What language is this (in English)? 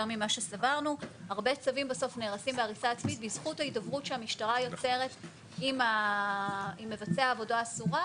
Hebrew